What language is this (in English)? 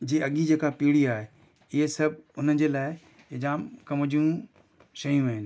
Sindhi